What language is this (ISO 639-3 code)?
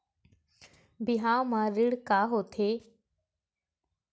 hne